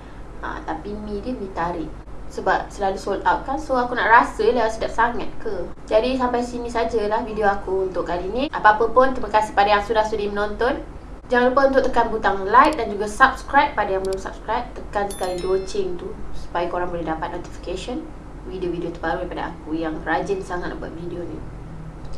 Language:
Malay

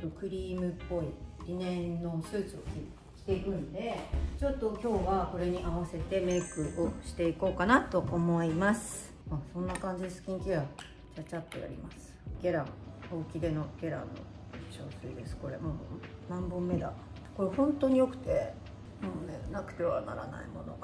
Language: Japanese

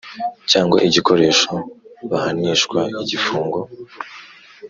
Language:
Kinyarwanda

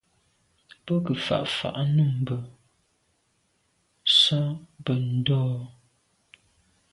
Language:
Medumba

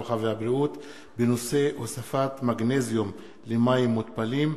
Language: Hebrew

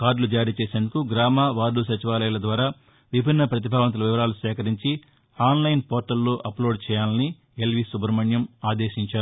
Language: Telugu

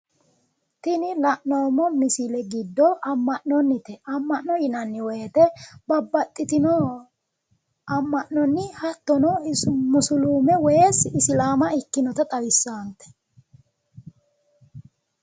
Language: Sidamo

